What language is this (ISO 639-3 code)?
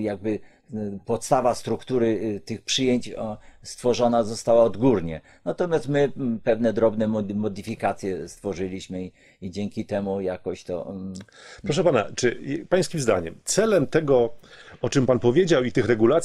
pol